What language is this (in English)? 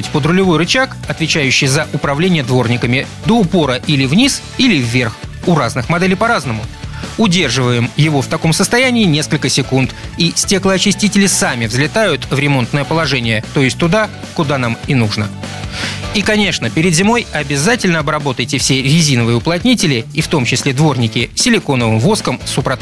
Russian